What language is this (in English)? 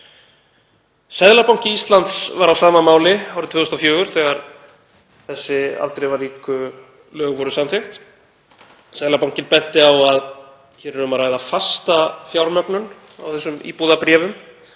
Icelandic